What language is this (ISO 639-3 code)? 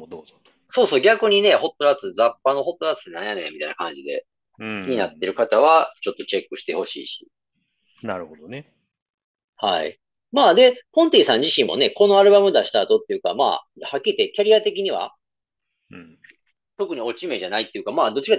jpn